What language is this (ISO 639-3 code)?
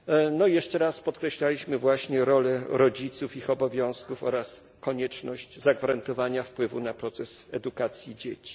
pol